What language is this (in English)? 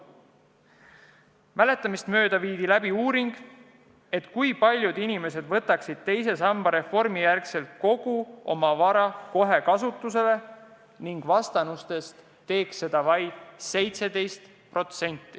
Estonian